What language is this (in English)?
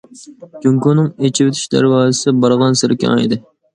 Uyghur